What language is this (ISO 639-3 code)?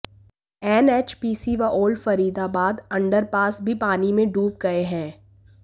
hin